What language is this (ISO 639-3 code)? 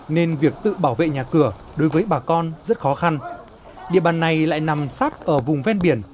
vie